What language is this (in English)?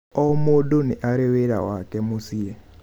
Kikuyu